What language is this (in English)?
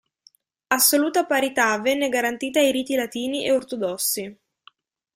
Italian